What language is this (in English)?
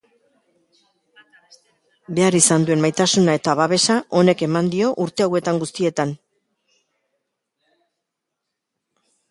Basque